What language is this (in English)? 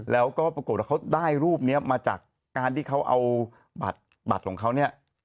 Thai